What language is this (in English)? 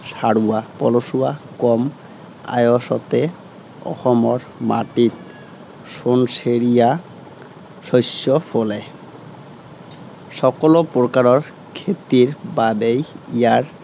Assamese